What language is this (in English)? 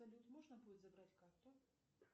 Russian